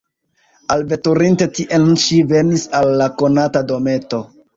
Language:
Esperanto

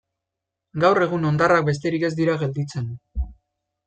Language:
Basque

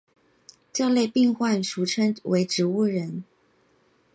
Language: Chinese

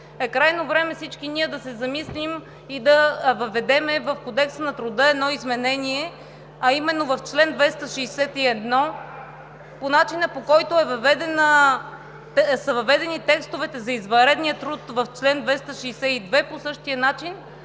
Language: Bulgarian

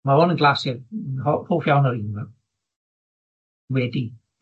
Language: Welsh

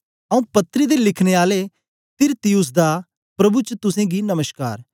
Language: Dogri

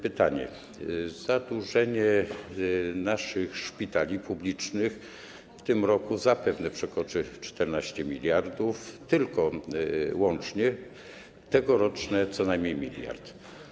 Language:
Polish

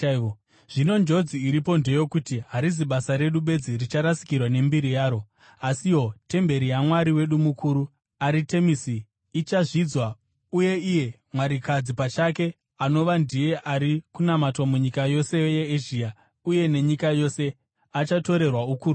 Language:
Shona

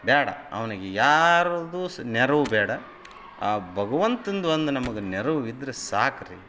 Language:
Kannada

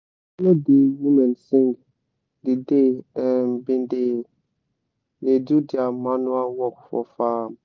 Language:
Nigerian Pidgin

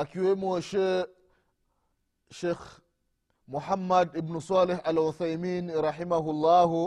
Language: Swahili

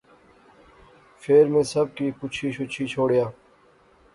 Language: Pahari-Potwari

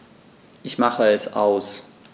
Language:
German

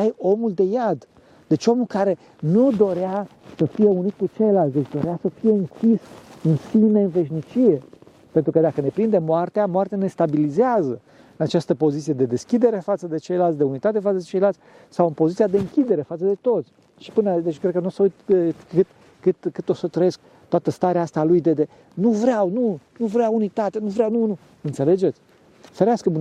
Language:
Romanian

